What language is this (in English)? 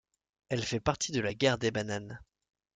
French